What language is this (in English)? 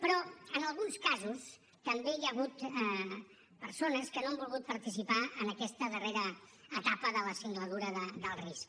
Catalan